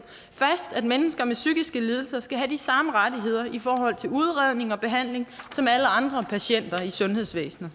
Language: Danish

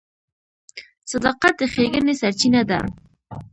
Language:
Pashto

